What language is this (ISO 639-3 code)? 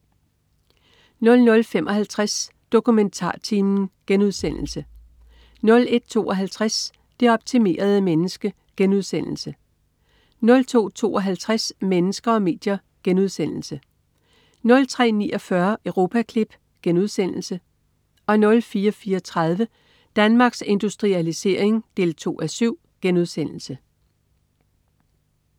dan